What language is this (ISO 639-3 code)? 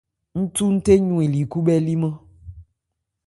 ebr